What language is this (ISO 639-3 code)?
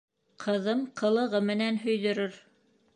bak